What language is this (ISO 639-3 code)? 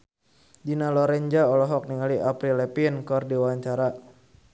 sun